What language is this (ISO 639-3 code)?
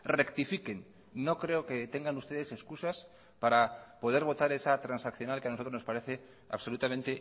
spa